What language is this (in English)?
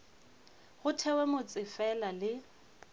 Northern Sotho